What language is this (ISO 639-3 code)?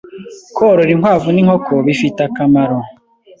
kin